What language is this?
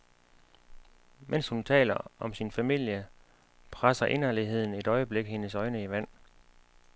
Danish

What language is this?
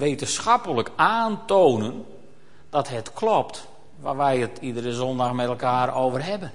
Dutch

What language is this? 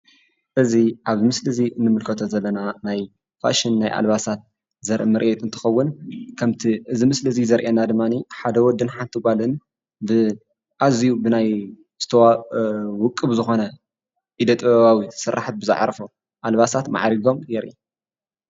Tigrinya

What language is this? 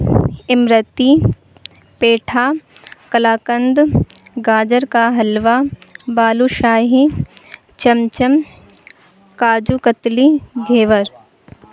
Urdu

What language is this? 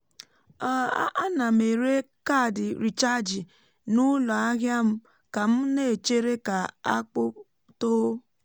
Igbo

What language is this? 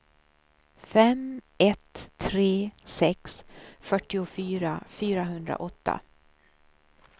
Swedish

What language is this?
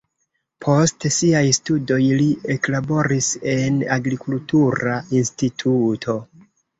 Esperanto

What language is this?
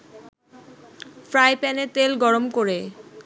Bangla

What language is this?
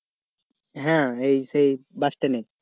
Bangla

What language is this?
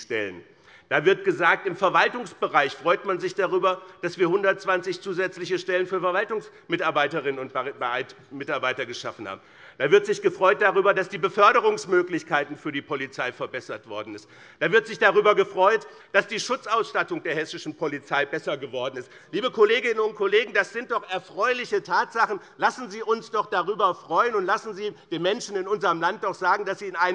German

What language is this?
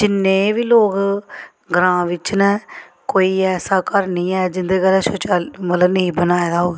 Dogri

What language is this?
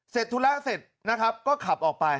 Thai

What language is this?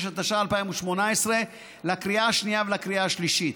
Hebrew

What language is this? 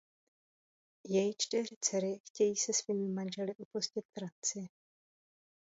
Czech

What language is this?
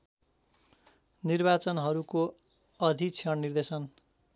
Nepali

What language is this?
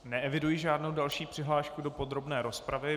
Czech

